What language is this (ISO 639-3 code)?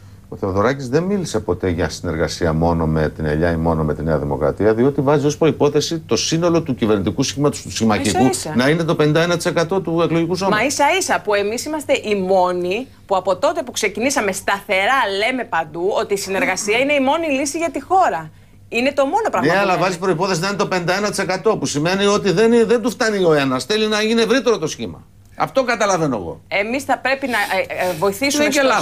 ell